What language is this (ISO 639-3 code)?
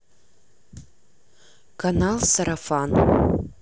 rus